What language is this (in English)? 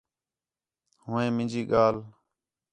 Khetrani